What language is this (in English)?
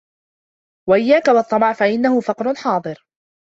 Arabic